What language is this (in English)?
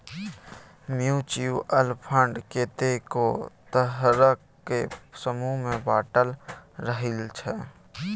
Maithili